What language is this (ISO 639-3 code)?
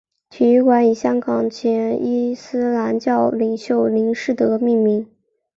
zho